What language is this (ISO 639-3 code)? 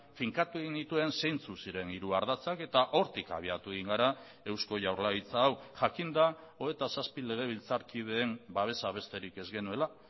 eus